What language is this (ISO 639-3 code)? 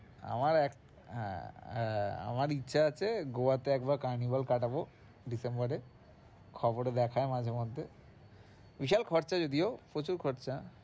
ben